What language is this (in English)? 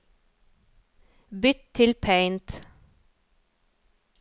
Norwegian